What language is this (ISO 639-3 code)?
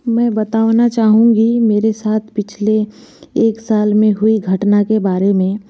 hin